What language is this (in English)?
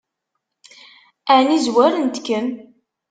Kabyle